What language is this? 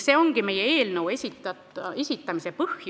Estonian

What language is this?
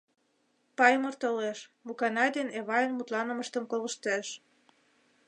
Mari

